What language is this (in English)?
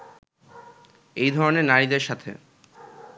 Bangla